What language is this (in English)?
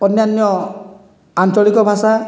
Odia